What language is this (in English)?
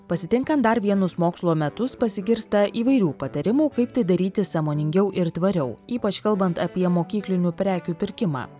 Lithuanian